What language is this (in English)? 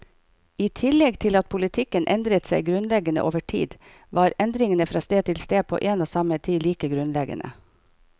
Norwegian